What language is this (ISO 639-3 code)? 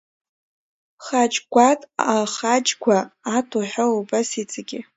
abk